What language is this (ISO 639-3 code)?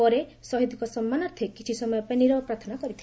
ori